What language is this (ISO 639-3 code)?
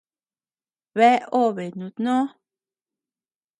cux